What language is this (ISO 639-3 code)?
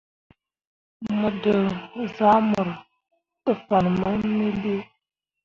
mua